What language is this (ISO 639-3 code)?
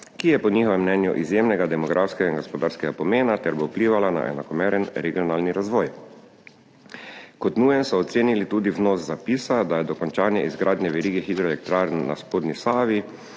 slv